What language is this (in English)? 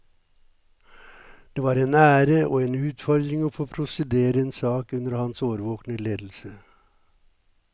Norwegian